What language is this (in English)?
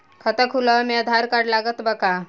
Bhojpuri